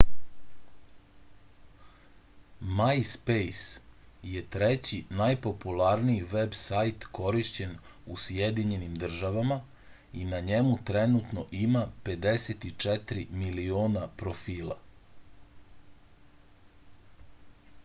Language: Serbian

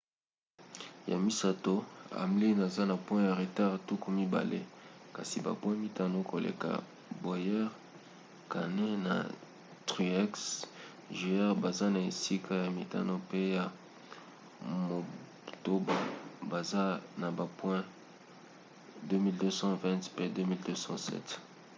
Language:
Lingala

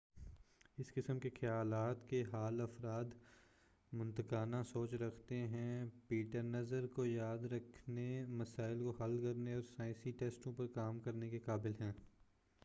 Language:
Urdu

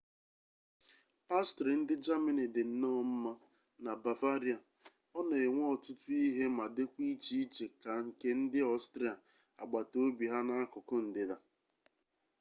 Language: Igbo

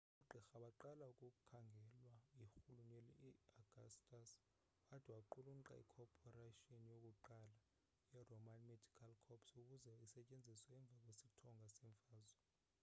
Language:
Xhosa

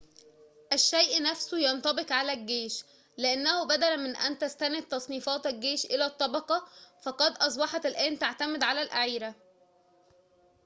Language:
Arabic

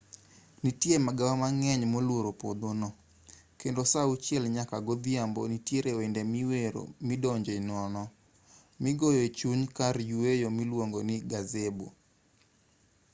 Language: Luo (Kenya and Tanzania)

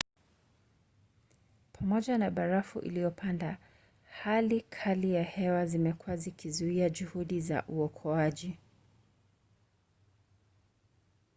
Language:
Swahili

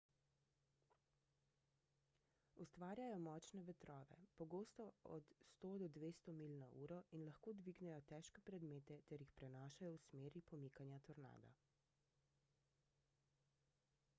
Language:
Slovenian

